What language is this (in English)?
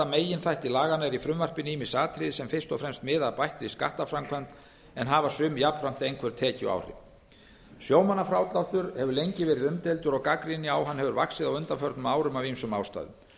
Icelandic